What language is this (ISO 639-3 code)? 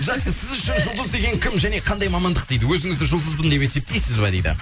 kaz